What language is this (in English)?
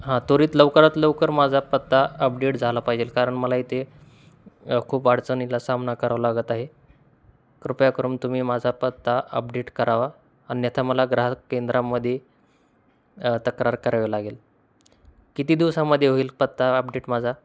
Marathi